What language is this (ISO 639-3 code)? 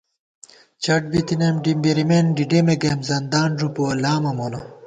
gwt